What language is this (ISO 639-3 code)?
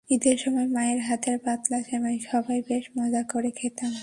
ben